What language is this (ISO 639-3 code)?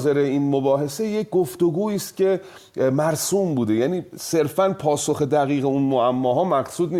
fas